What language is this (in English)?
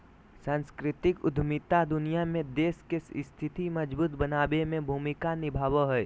Magahi